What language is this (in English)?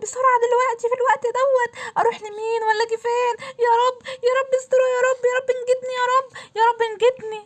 Arabic